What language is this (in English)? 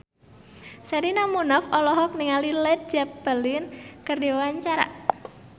Sundanese